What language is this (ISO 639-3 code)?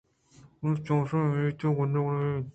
bgp